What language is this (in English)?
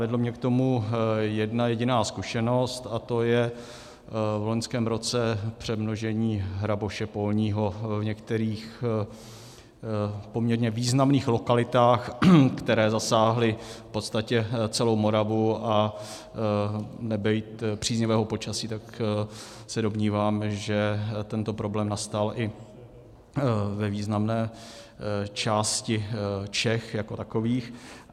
Czech